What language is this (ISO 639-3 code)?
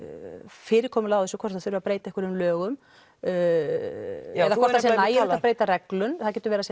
isl